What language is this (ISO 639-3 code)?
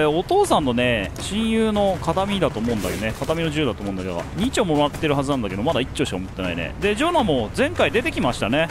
jpn